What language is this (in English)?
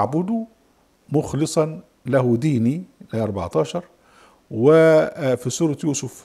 Arabic